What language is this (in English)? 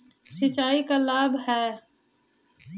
Magahi